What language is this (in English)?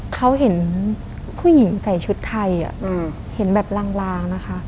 Thai